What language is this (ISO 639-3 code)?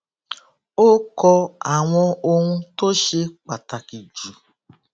yor